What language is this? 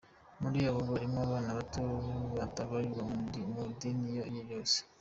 Kinyarwanda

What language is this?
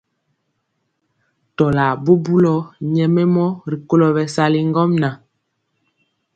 Mpiemo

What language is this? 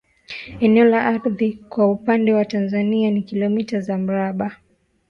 Swahili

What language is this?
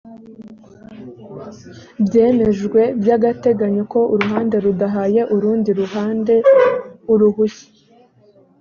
Kinyarwanda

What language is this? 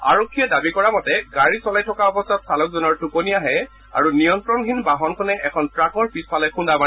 Assamese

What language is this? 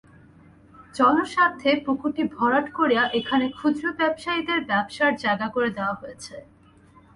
Bangla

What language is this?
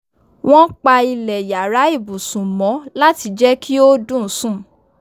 Yoruba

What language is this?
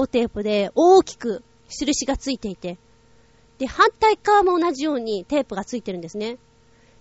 Japanese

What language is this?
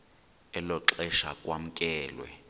Xhosa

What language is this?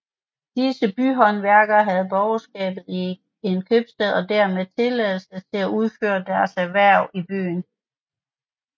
Danish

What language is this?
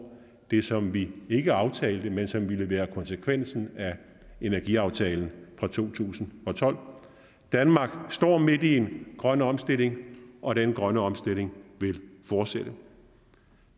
Danish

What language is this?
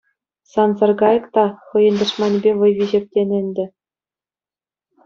Chuvash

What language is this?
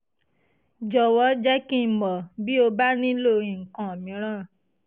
Yoruba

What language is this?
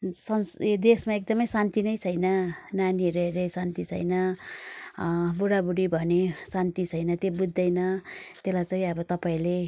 Nepali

